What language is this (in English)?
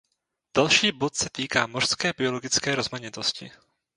Czech